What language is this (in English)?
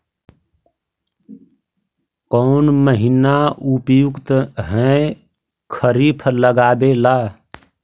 Magahi